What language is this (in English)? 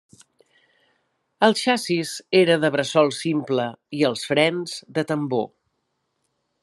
Catalan